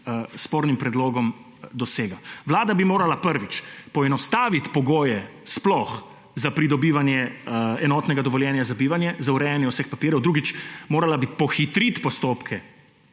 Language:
Slovenian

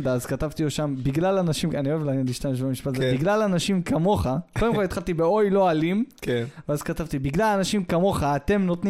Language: Hebrew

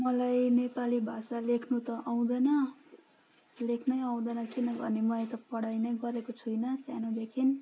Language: Nepali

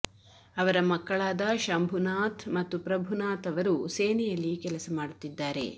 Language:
Kannada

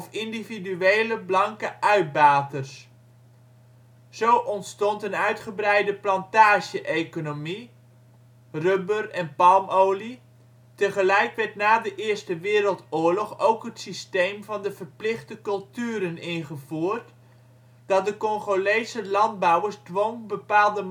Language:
Dutch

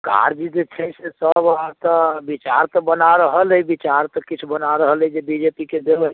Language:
Maithili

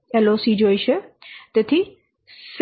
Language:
Gujarati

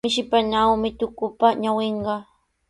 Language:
Sihuas Ancash Quechua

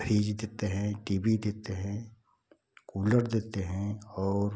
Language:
Hindi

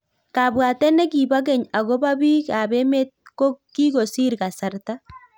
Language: Kalenjin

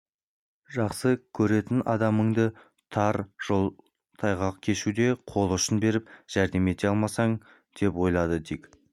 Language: Kazakh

